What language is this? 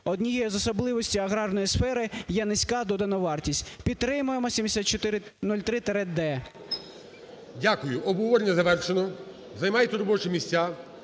Ukrainian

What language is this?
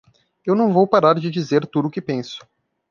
Portuguese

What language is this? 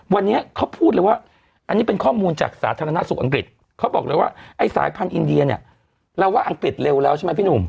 Thai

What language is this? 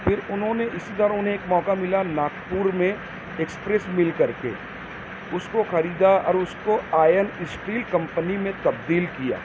Urdu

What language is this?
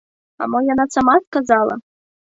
Belarusian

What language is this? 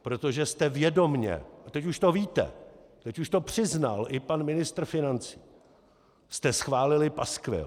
Czech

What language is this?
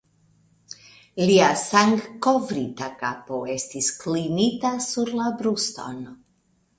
Esperanto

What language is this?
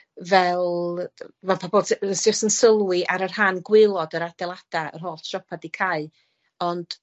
Welsh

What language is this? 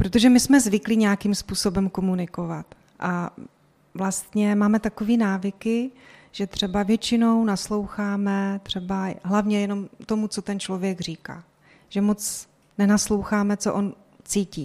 Czech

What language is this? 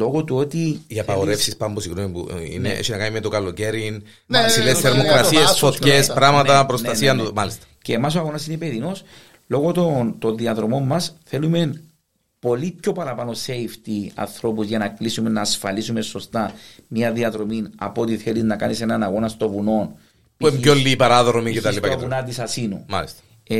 Greek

